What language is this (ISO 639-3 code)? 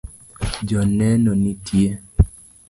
luo